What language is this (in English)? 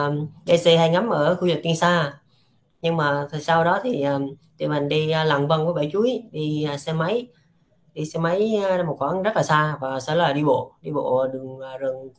Vietnamese